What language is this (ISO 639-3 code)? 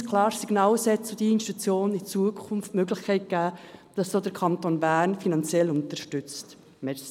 gsw